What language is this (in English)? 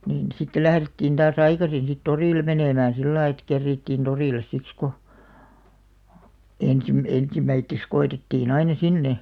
Finnish